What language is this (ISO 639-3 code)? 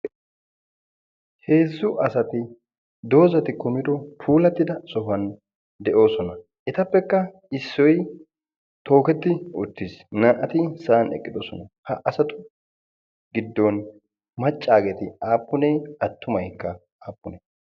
wal